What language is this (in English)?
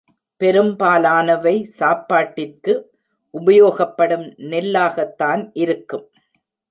Tamil